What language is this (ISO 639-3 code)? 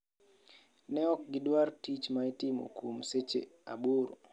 luo